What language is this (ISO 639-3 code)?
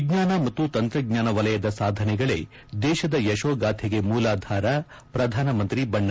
kan